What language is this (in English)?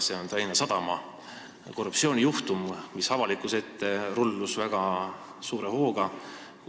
Estonian